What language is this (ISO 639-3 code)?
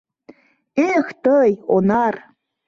chm